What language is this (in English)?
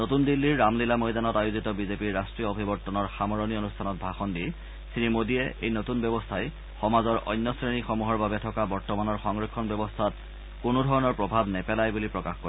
Assamese